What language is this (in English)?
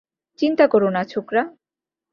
Bangla